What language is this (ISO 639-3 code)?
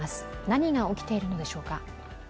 jpn